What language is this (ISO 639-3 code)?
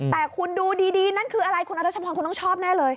tha